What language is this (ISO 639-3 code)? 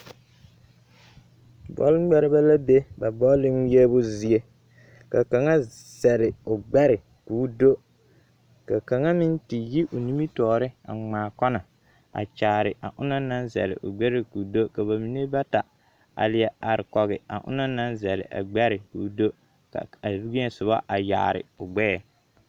dga